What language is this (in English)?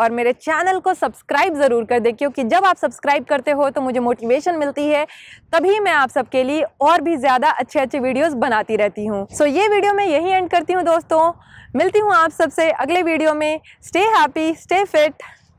Hindi